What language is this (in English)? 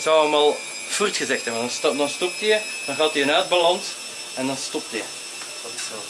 Dutch